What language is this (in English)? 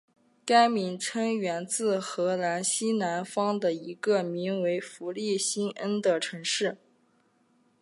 Chinese